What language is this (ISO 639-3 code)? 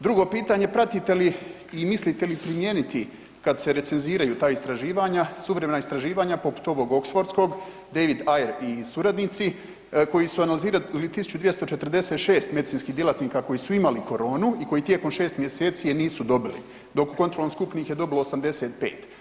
hrv